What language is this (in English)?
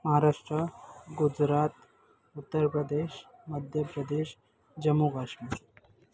Marathi